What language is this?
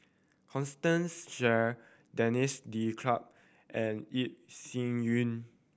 English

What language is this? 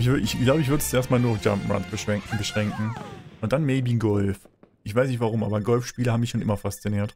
German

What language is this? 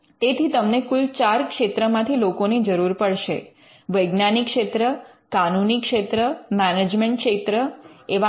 Gujarati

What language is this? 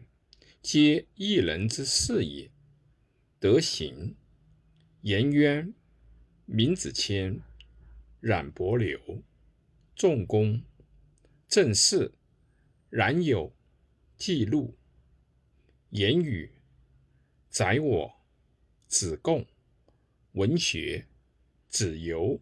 Chinese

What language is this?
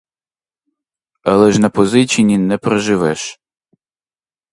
Ukrainian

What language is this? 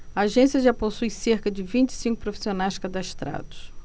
Portuguese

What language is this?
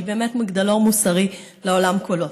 Hebrew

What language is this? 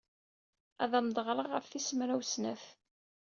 Kabyle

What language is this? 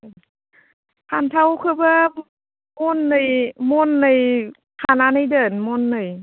Bodo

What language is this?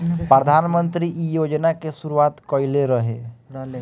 Bhojpuri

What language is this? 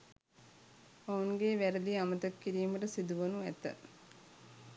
Sinhala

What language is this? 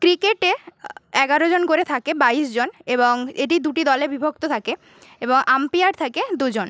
Bangla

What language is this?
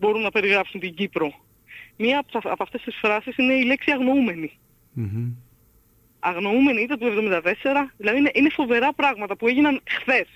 Greek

